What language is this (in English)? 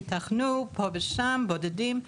Hebrew